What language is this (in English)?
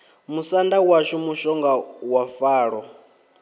Venda